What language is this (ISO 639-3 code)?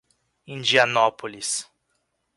por